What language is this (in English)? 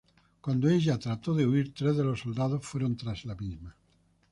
Spanish